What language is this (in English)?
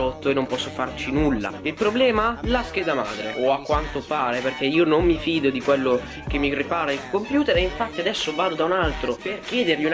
Italian